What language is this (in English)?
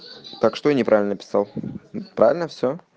Russian